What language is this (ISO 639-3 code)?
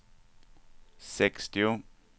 swe